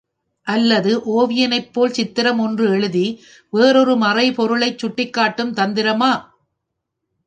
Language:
Tamil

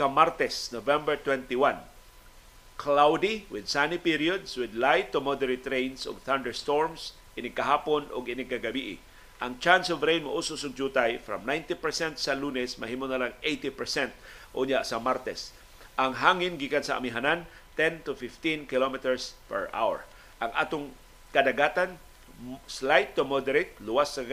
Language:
Filipino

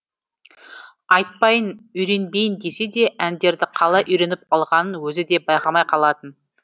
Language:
Kazakh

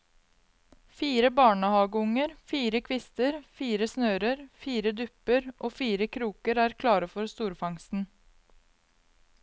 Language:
Norwegian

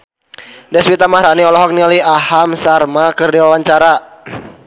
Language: Sundanese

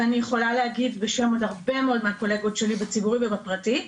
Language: Hebrew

